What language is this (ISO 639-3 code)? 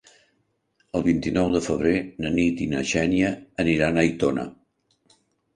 cat